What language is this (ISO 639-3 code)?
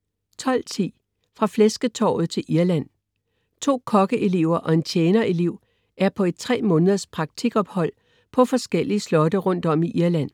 dan